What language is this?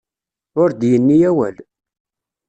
Kabyle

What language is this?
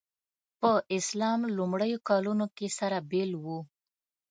Pashto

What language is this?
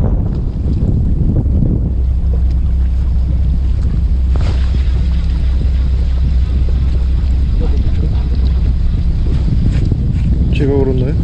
Korean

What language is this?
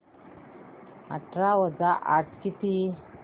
Marathi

